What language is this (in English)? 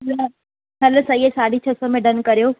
Sindhi